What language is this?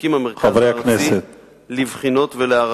Hebrew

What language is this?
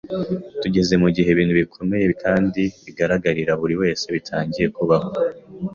Kinyarwanda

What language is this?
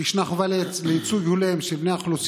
Hebrew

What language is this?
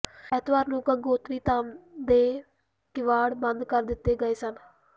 Punjabi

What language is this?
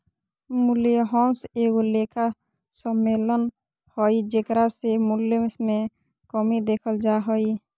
Magahi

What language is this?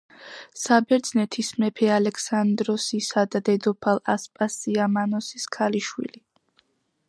Georgian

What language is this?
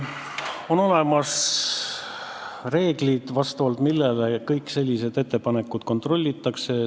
Estonian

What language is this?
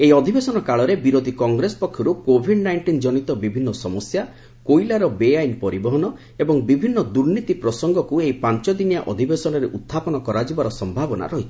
Odia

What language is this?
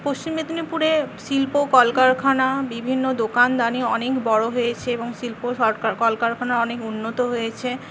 Bangla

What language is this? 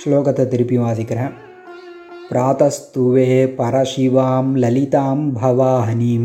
Tamil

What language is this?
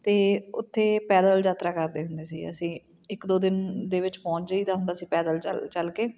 Punjabi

